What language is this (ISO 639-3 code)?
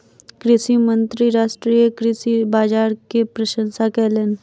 mai